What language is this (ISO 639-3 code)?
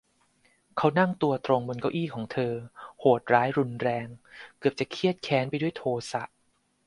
tha